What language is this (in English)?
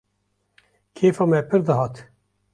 Kurdish